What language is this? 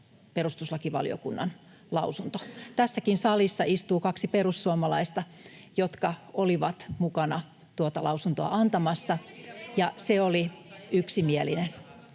Finnish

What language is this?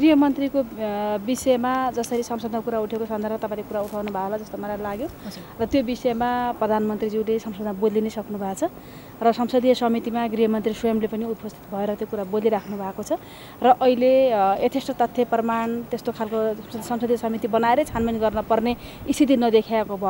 Indonesian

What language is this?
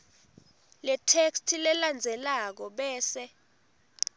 Swati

